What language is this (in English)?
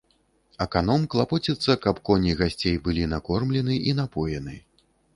Belarusian